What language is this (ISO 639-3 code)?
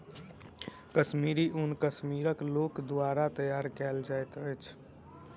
mai